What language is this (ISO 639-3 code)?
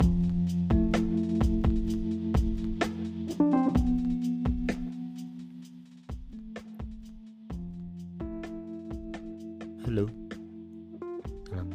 ind